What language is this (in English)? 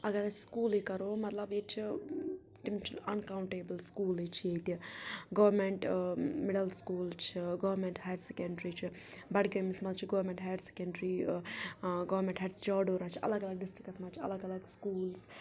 Kashmiri